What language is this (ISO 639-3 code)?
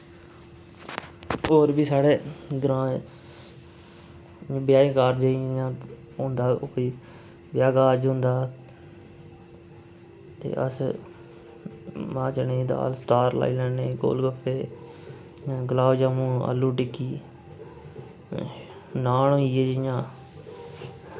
doi